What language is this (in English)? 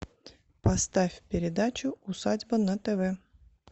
Russian